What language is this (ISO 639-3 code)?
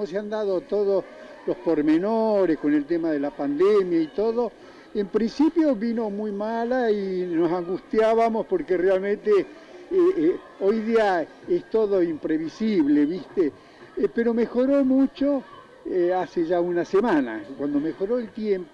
spa